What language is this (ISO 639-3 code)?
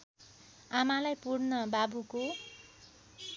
nep